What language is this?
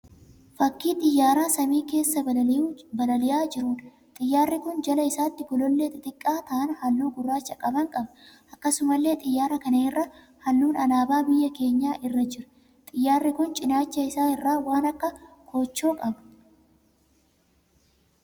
Oromo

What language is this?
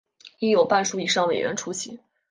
Chinese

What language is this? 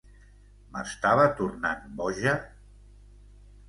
Catalan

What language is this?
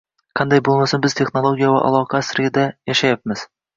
Uzbek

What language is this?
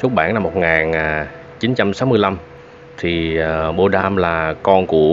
Vietnamese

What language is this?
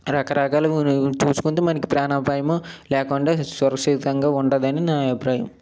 Telugu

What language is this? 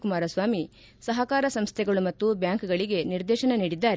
Kannada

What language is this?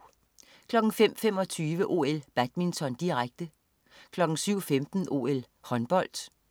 Danish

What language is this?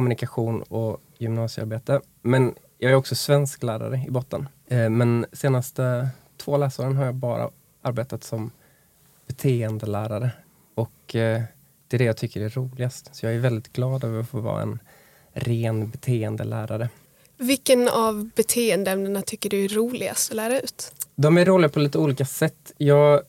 Swedish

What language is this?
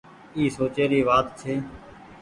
Goaria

